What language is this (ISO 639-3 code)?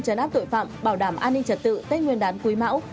vie